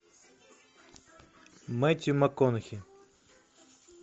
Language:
Russian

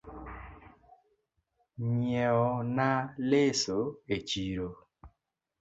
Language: Luo (Kenya and Tanzania)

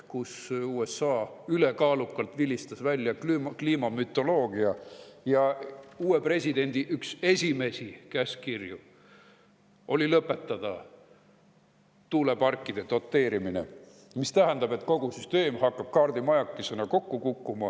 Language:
Estonian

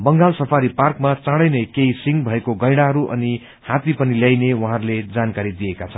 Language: Nepali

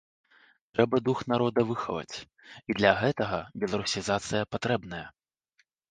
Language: Belarusian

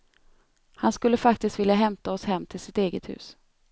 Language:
Swedish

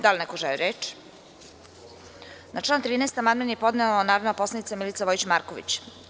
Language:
Serbian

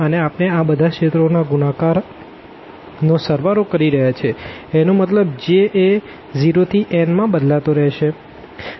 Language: Gujarati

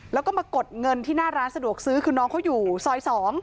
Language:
Thai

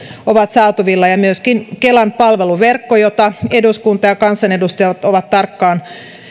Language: Finnish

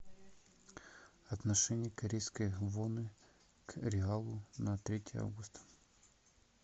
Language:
Russian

